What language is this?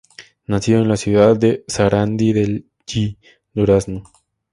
Spanish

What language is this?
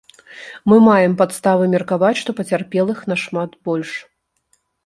Belarusian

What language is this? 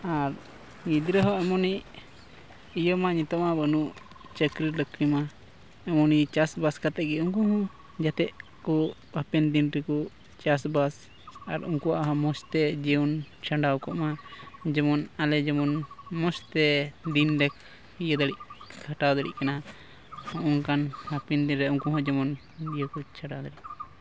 Santali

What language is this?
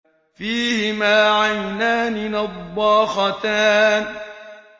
Arabic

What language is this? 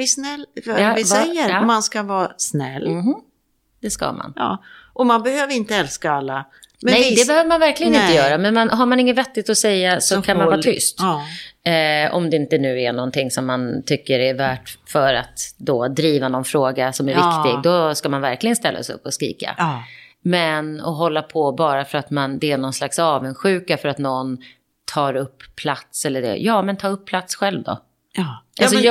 Swedish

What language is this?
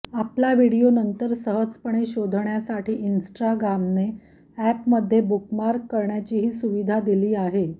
Marathi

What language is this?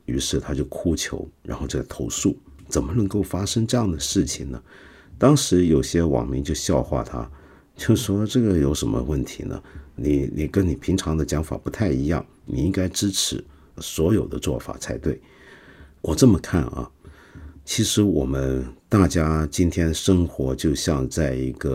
Chinese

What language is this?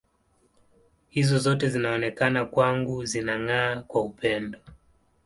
Swahili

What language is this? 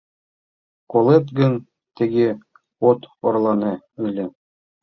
Mari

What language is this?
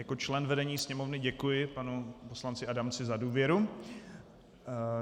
Czech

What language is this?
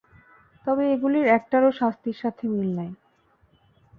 Bangla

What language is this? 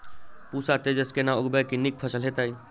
Maithili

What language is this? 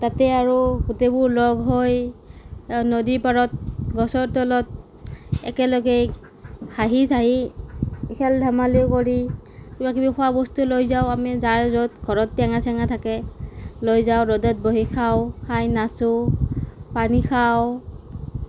Assamese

